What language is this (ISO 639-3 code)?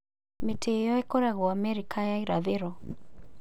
kik